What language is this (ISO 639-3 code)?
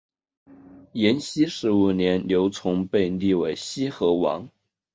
zho